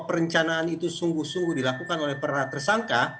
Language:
Indonesian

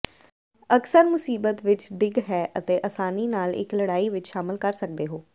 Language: Punjabi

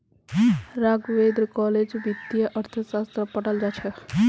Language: Magahi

